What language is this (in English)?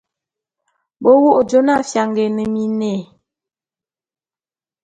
Bulu